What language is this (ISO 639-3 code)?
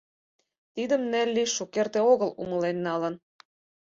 chm